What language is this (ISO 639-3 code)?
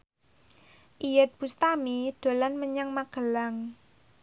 jav